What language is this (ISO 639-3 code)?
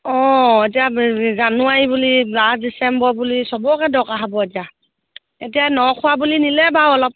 asm